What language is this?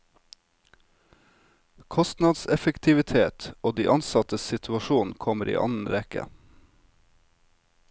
Norwegian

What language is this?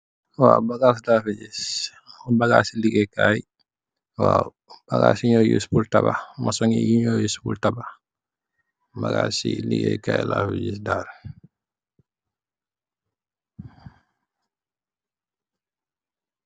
Wolof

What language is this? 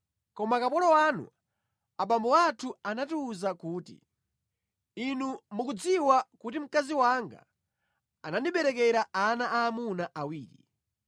Nyanja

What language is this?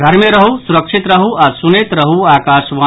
Maithili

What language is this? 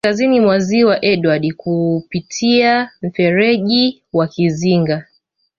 Swahili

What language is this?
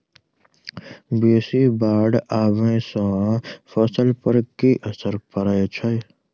Maithili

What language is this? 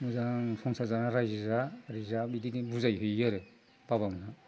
Bodo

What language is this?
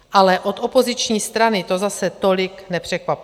Czech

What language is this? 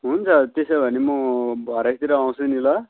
Nepali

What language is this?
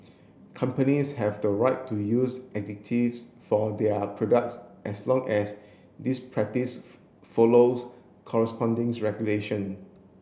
English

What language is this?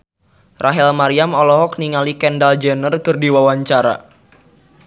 Sundanese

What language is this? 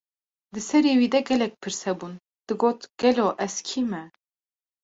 Kurdish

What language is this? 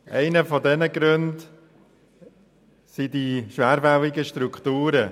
Swiss German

